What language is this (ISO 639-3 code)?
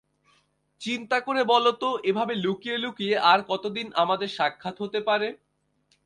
ben